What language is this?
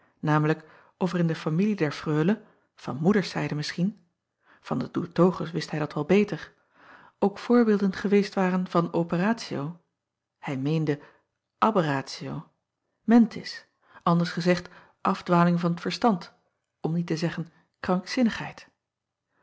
Dutch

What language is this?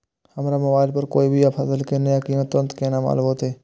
Maithili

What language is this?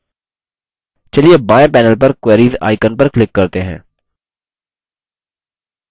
Hindi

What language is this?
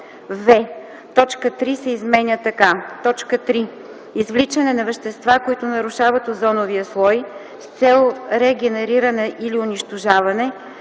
Bulgarian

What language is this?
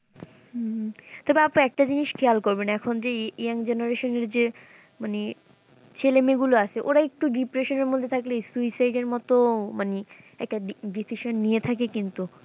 Bangla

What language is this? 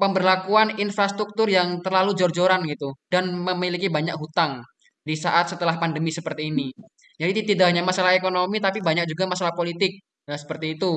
Indonesian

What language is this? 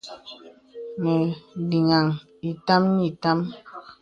Bebele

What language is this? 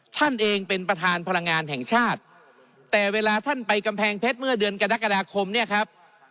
Thai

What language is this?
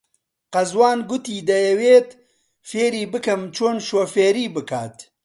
Central Kurdish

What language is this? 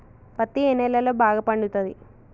Telugu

